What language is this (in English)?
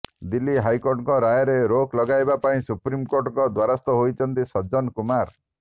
Odia